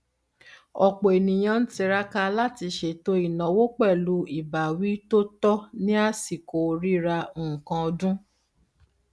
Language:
Yoruba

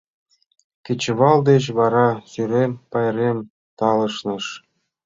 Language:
Mari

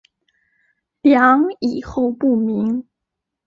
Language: Chinese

